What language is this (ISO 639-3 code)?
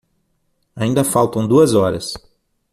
por